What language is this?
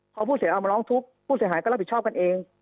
Thai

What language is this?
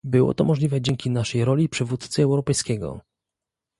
Polish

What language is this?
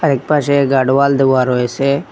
Bangla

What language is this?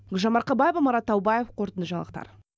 Kazakh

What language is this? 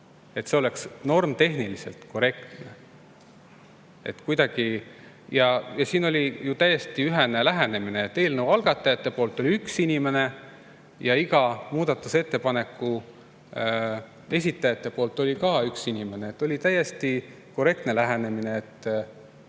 Estonian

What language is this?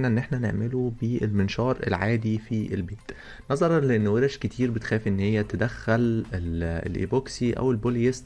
Arabic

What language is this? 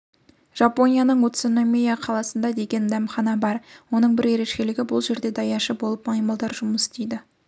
Kazakh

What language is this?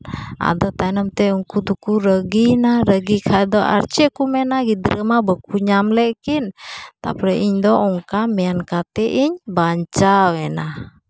Santali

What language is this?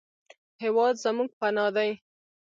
Pashto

